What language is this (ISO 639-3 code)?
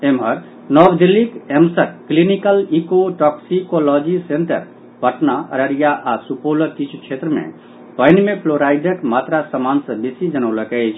mai